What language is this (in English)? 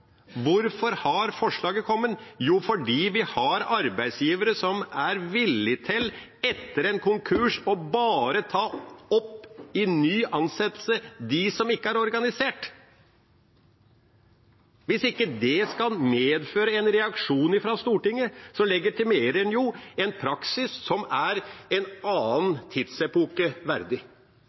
Norwegian Bokmål